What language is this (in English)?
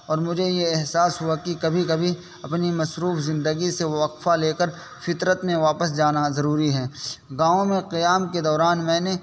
Urdu